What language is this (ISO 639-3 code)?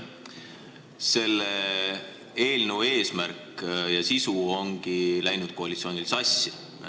est